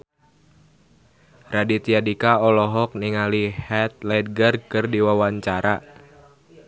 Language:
Sundanese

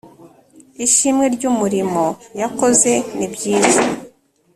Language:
Kinyarwanda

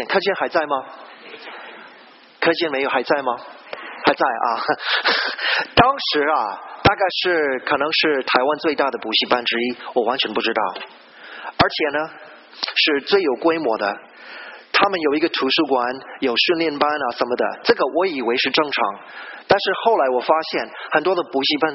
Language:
Chinese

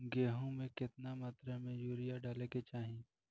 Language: Bhojpuri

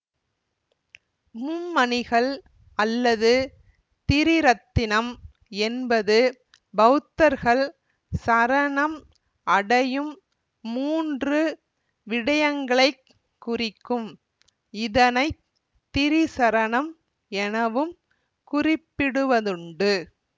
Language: Tamil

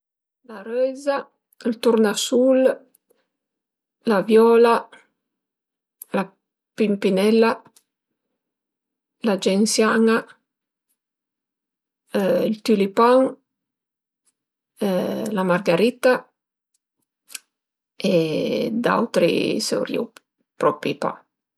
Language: Piedmontese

